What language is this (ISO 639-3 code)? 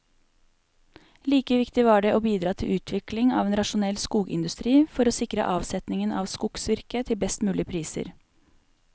nor